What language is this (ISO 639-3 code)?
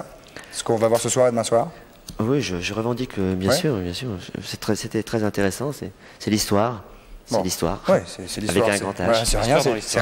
fra